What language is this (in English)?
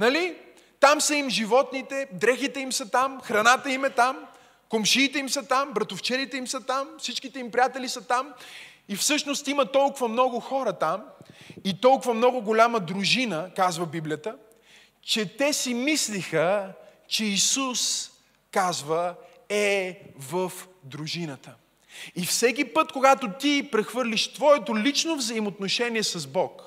Bulgarian